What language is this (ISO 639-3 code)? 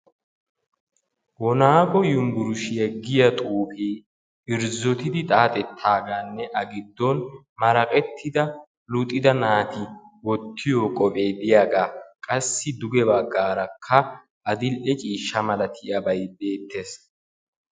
wal